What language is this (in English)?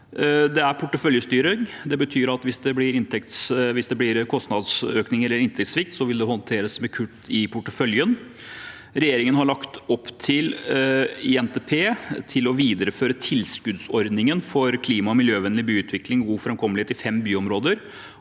Norwegian